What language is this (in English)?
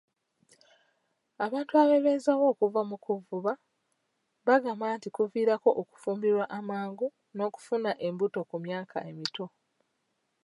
Ganda